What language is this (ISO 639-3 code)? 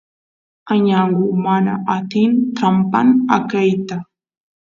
qus